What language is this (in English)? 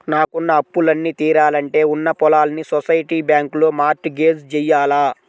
Telugu